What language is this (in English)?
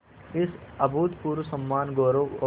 Hindi